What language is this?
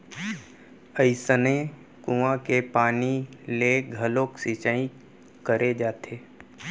Chhattisgarhi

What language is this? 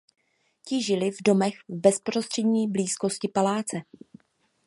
Czech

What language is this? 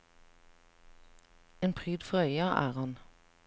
Norwegian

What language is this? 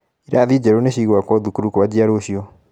Kikuyu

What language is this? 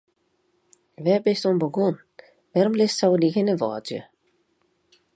Western Frisian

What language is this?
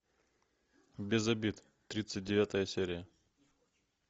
Russian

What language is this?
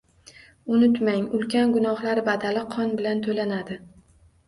Uzbek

